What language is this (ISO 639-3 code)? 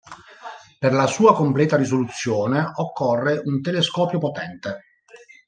ita